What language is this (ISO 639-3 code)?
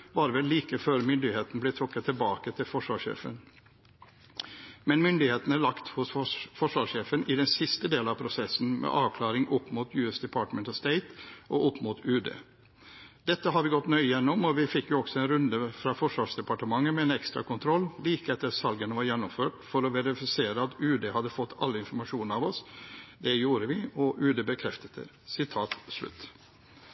nob